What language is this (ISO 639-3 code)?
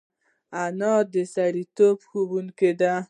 pus